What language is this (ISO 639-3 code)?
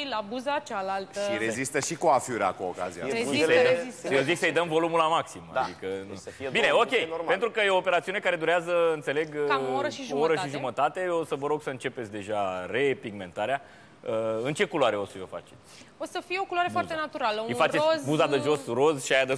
ron